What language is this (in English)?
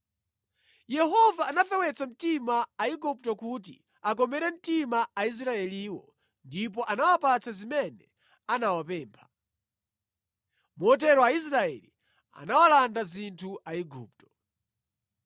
Nyanja